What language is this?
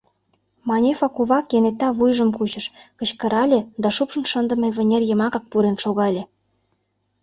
Mari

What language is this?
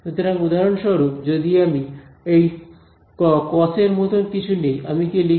Bangla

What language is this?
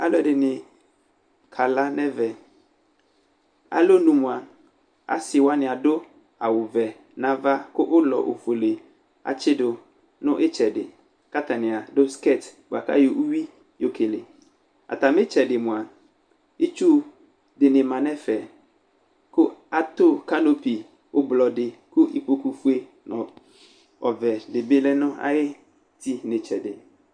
Ikposo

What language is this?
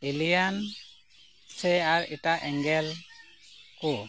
Santali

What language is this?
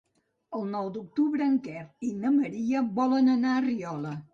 Catalan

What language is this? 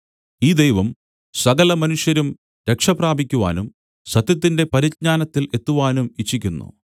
Malayalam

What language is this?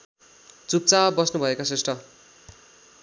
Nepali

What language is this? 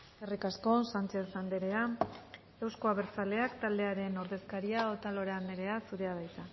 Basque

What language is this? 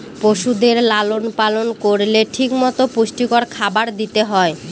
Bangla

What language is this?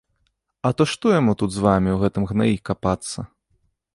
Belarusian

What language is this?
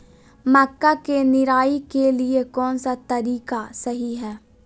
Magahi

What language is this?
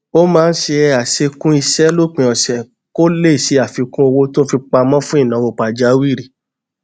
Yoruba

